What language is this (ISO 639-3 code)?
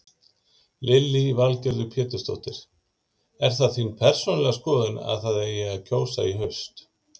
isl